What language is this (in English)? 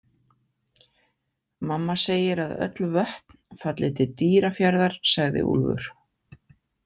Icelandic